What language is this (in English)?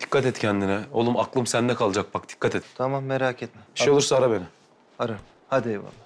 Turkish